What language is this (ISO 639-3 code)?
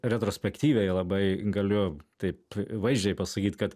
lit